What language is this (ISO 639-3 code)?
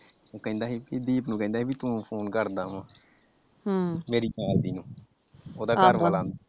pan